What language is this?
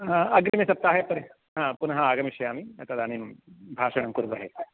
Sanskrit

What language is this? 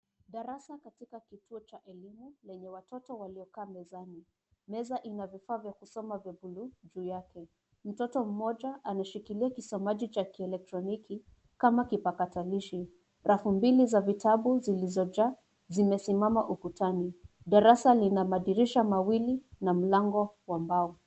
Swahili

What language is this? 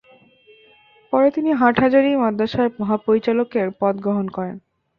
Bangla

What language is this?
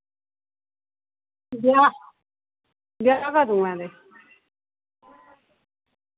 Dogri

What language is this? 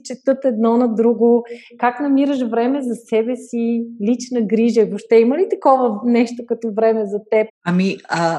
Bulgarian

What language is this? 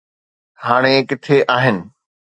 Sindhi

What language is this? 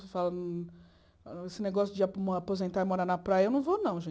Portuguese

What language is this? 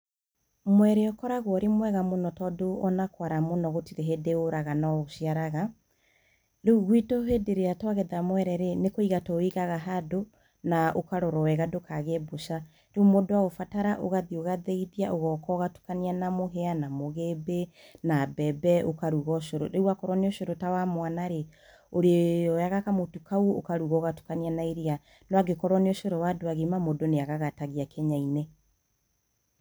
Kikuyu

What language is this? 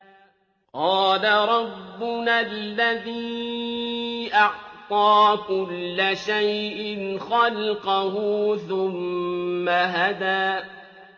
Arabic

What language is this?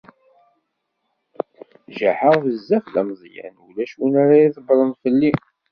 Kabyle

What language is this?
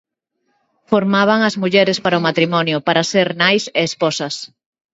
Galician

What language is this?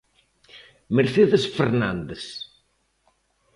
Galician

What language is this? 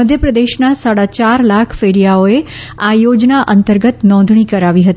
Gujarati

